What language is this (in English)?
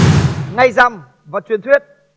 Vietnamese